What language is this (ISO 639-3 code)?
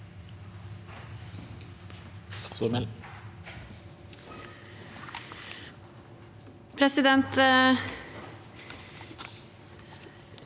nor